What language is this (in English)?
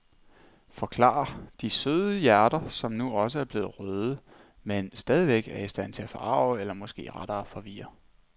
Danish